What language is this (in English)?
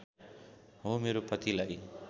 Nepali